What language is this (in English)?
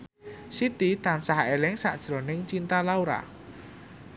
Javanese